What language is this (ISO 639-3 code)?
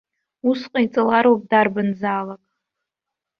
abk